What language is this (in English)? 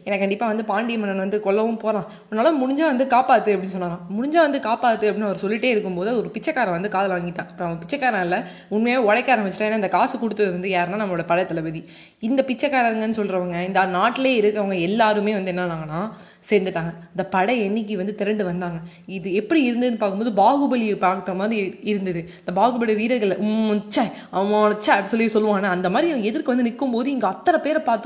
Tamil